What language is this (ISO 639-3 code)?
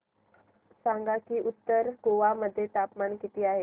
mar